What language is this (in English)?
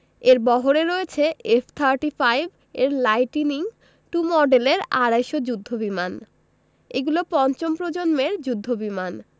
Bangla